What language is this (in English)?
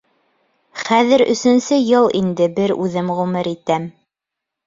Bashkir